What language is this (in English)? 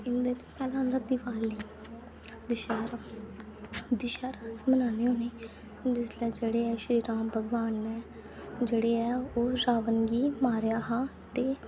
Dogri